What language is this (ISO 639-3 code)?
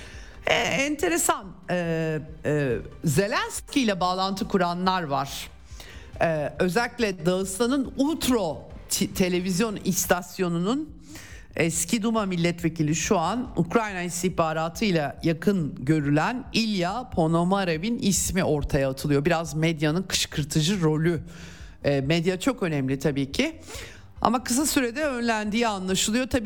tur